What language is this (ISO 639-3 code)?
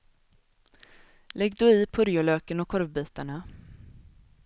swe